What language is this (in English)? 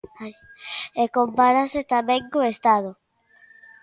Galician